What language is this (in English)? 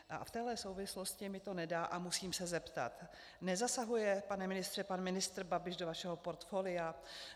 Czech